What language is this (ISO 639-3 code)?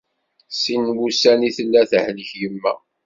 kab